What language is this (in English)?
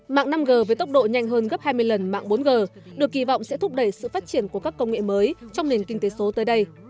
Vietnamese